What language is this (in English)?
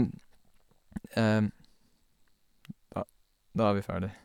Norwegian